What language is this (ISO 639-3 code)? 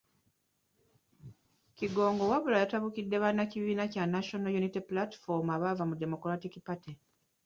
lug